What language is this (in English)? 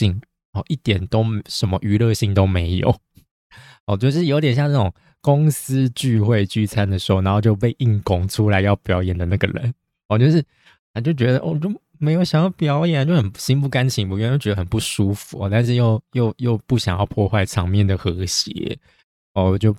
Chinese